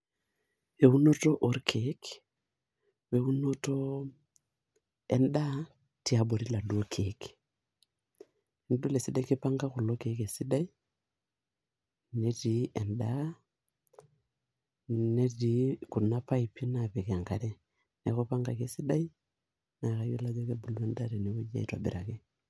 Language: Masai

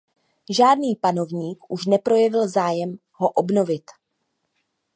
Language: Czech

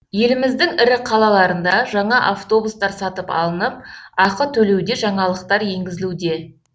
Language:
Kazakh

